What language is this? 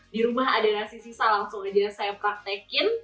Indonesian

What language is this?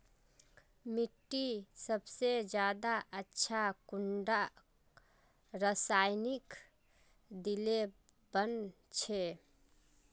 Magahi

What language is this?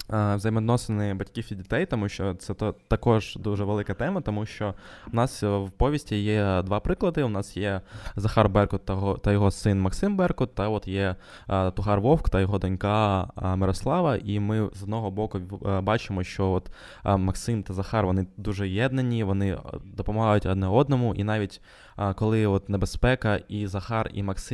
Ukrainian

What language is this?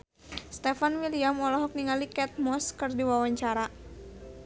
Sundanese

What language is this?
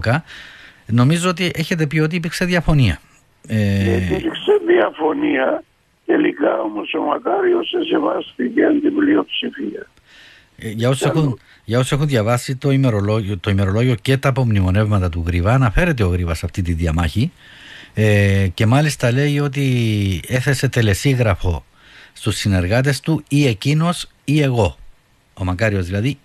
Greek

